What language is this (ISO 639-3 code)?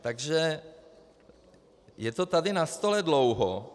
ces